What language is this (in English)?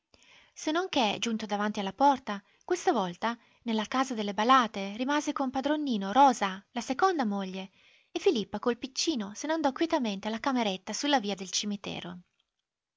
Italian